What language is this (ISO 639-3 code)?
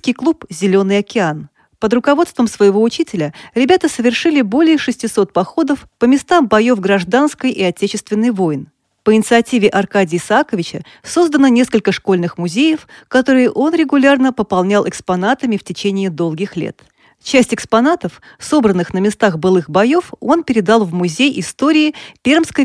rus